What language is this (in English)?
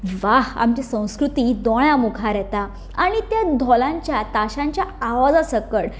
Konkani